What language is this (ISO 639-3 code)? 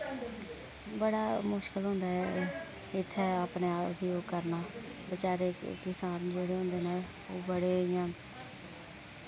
doi